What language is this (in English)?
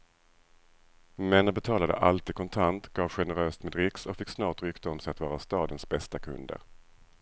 Swedish